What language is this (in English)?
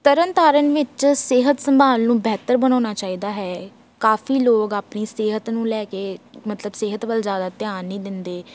Punjabi